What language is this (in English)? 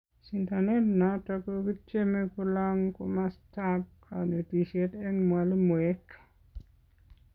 Kalenjin